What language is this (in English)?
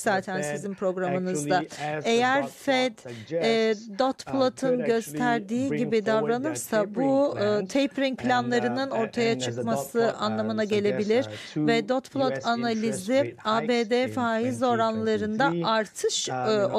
Turkish